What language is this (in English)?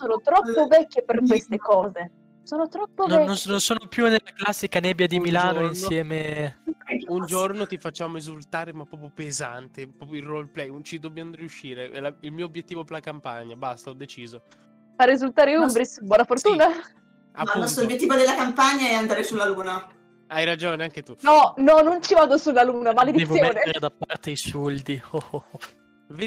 Italian